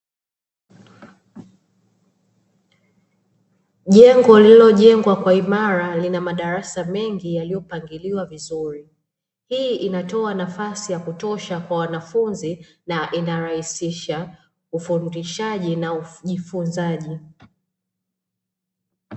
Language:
Swahili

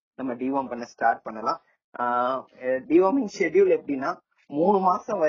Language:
Tamil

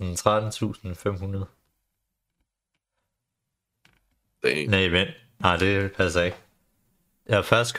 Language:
Danish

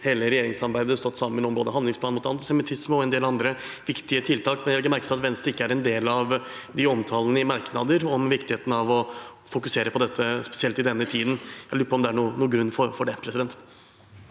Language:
Norwegian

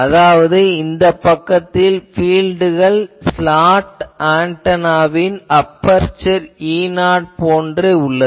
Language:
Tamil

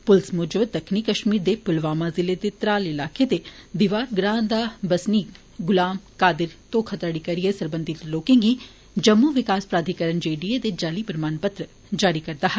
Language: Dogri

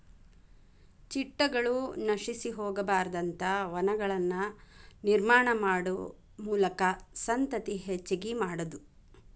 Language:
Kannada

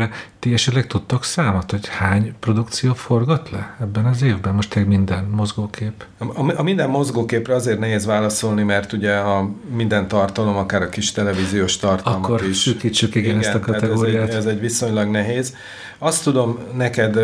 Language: Hungarian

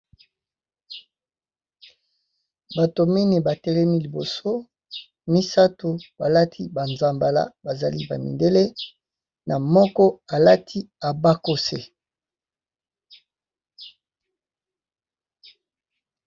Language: Lingala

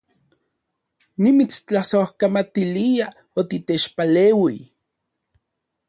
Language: Central Puebla Nahuatl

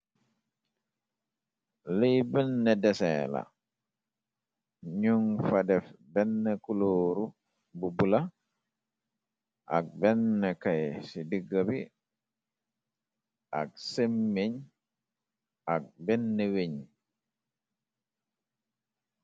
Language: Wolof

